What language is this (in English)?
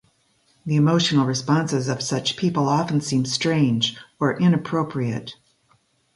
English